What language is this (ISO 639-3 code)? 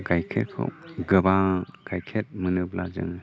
brx